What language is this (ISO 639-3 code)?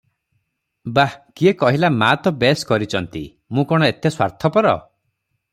ori